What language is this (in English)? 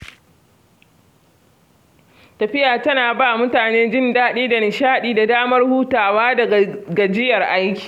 Hausa